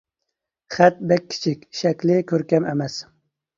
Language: Uyghur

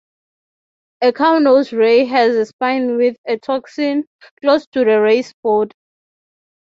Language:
English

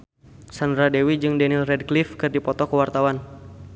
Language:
Sundanese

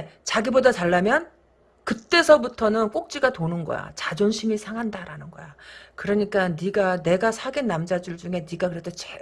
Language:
Korean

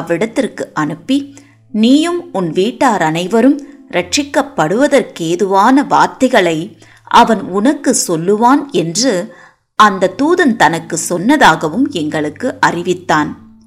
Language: Tamil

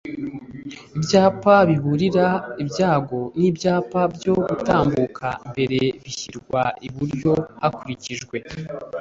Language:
Kinyarwanda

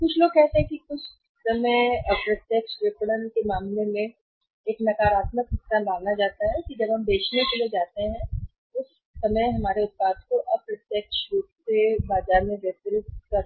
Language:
Hindi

